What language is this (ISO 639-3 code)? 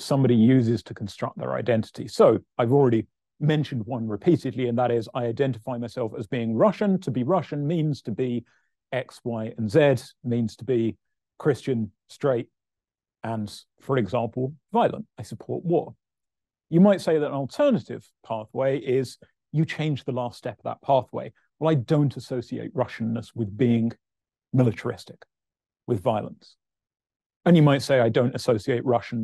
eng